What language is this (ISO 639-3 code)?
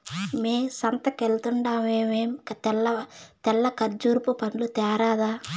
tel